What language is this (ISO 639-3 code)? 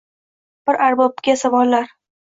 uzb